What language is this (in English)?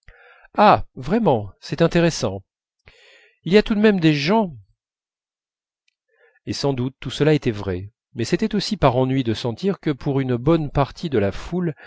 French